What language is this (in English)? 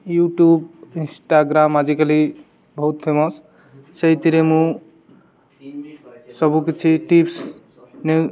Odia